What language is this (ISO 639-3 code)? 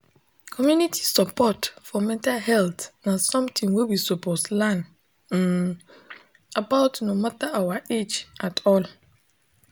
pcm